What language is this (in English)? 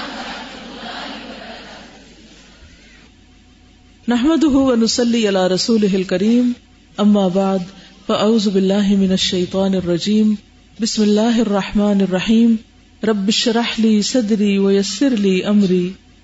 Urdu